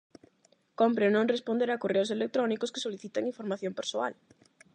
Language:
Galician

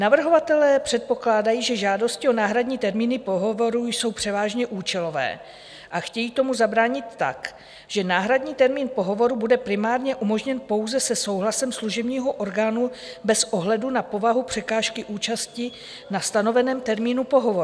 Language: Czech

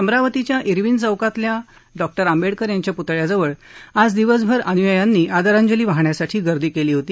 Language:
Marathi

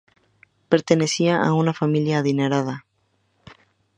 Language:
Spanish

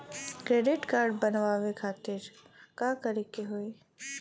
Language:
Bhojpuri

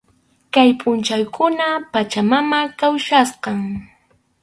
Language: Arequipa-La Unión Quechua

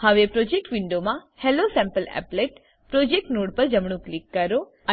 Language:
Gujarati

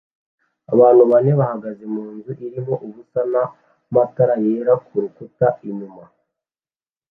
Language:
Kinyarwanda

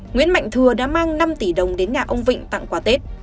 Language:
Vietnamese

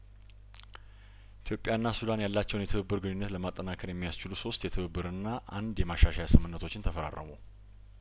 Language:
Amharic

